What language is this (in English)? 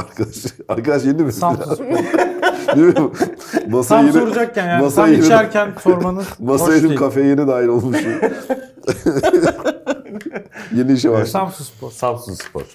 Turkish